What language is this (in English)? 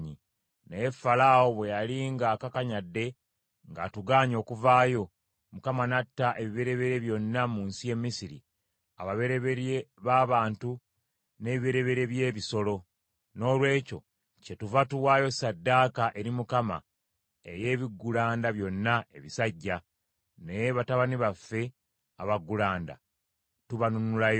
Ganda